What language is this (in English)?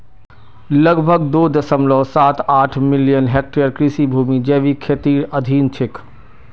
Magahi